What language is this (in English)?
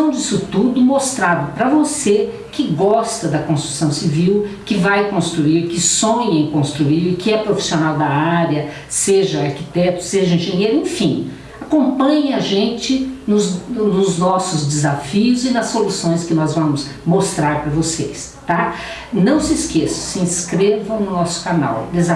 Portuguese